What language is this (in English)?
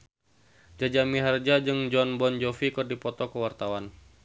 Sundanese